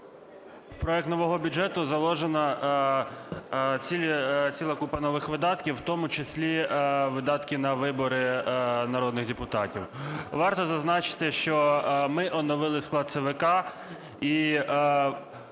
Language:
Ukrainian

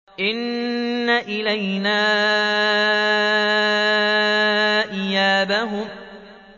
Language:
Arabic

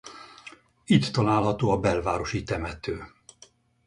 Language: Hungarian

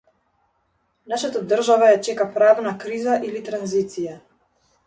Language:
Macedonian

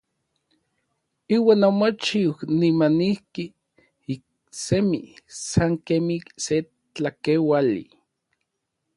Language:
Orizaba Nahuatl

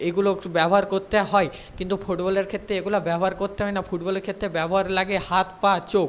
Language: Bangla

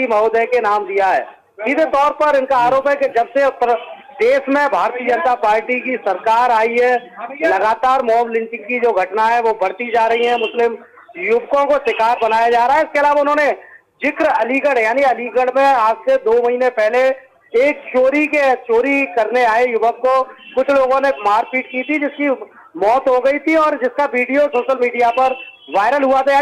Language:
Hindi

